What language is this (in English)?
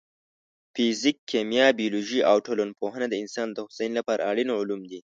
Pashto